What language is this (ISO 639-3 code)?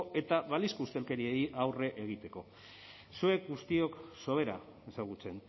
eus